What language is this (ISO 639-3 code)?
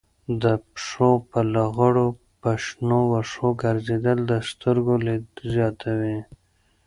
pus